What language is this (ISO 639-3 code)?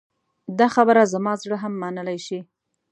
pus